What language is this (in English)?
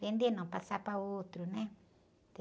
Portuguese